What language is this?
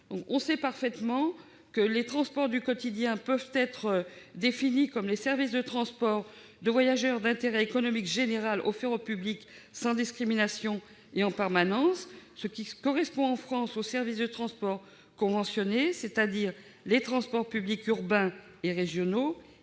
French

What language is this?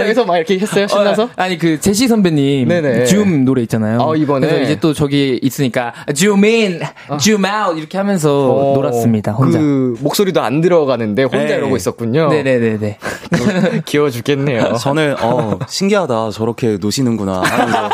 Korean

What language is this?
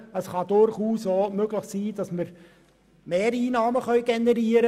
Swiss German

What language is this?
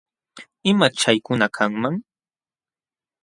Jauja Wanca Quechua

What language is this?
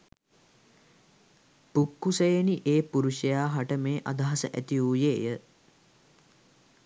Sinhala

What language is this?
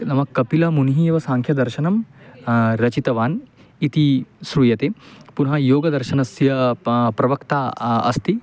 Sanskrit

